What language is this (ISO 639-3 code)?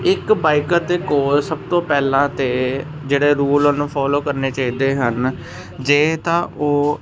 pan